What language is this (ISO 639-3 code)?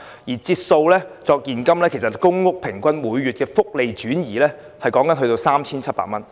yue